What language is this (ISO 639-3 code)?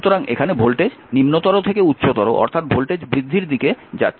ben